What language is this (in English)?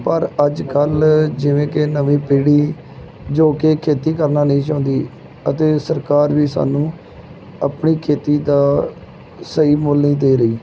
Punjabi